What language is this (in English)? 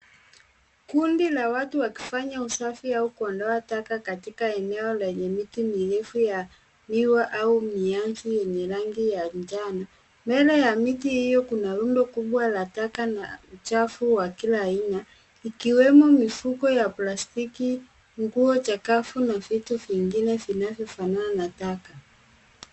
Swahili